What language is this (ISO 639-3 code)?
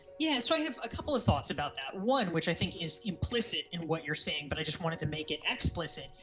eng